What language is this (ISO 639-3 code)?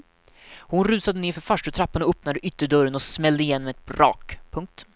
swe